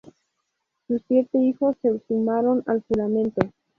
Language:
Spanish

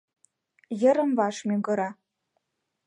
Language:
Mari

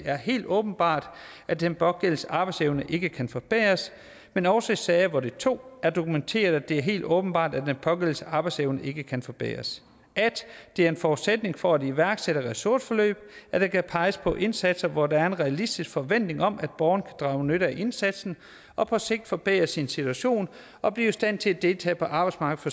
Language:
Danish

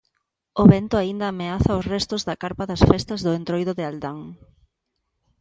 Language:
Galician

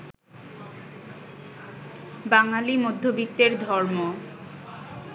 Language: Bangla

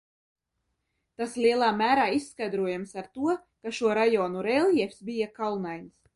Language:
Latvian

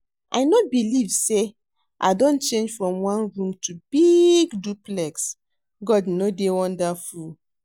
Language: Nigerian Pidgin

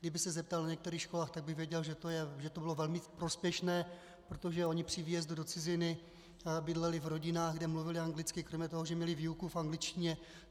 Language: Czech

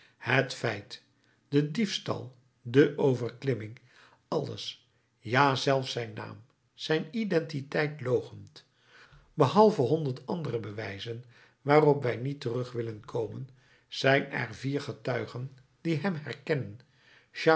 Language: Dutch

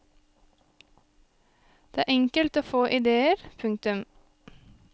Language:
Norwegian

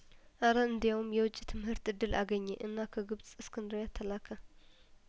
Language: Amharic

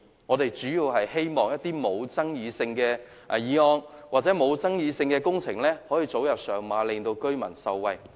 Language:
Cantonese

